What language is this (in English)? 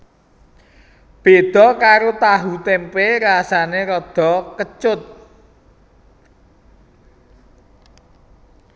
Javanese